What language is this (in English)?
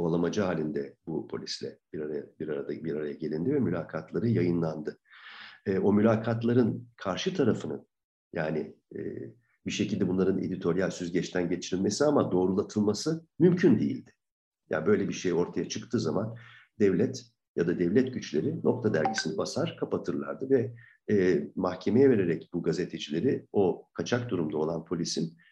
Turkish